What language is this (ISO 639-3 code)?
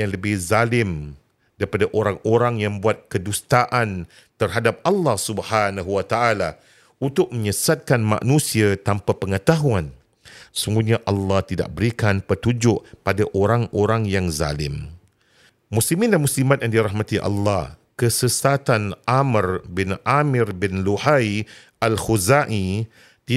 msa